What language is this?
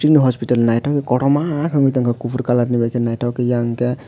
Kok Borok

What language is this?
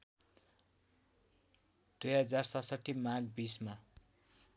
Nepali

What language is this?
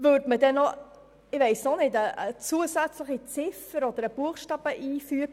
Swiss German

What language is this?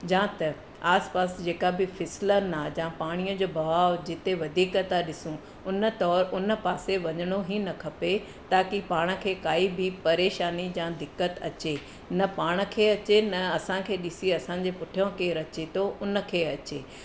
Sindhi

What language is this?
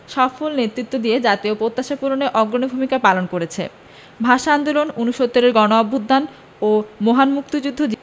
Bangla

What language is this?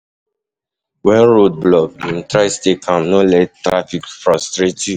Nigerian Pidgin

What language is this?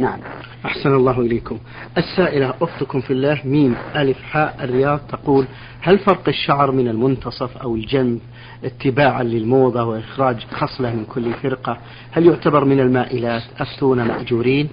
Arabic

